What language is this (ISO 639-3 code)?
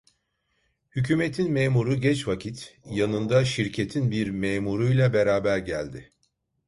tur